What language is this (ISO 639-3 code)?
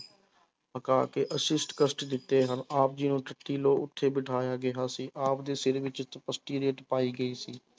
pan